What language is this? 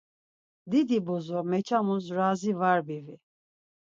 Laz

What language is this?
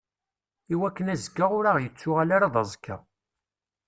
Kabyle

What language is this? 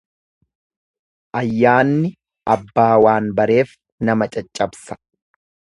Oromo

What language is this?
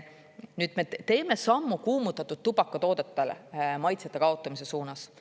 Estonian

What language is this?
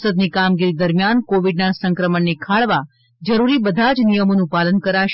Gujarati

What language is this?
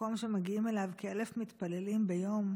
Hebrew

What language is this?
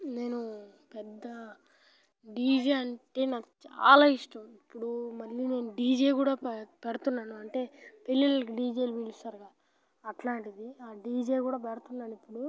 Telugu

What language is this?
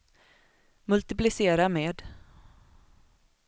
Swedish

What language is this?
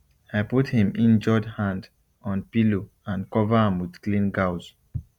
Nigerian Pidgin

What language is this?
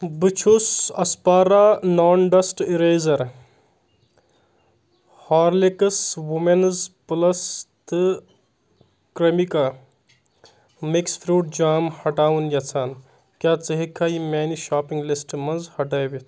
Kashmiri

